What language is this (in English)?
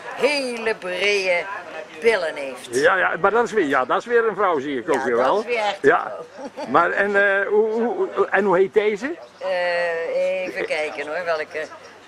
Dutch